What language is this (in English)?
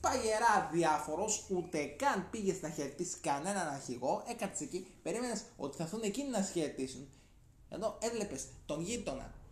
Greek